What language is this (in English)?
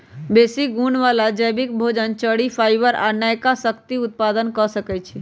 Magahi